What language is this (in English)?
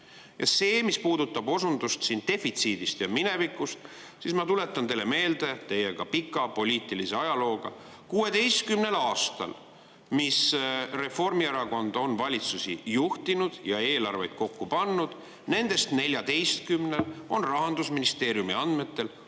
Estonian